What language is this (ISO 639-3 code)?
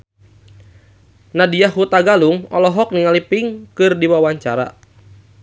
sun